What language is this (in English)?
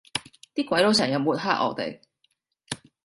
Cantonese